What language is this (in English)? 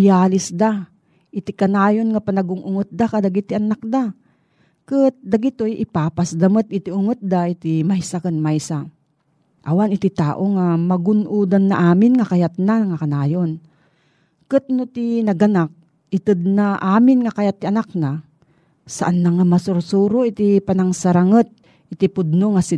Filipino